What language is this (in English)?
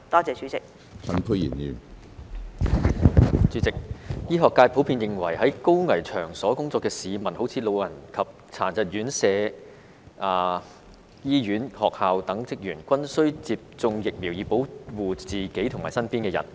Cantonese